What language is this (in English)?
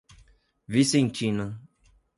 Portuguese